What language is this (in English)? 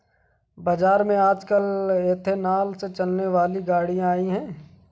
Hindi